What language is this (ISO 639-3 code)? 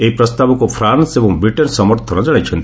ori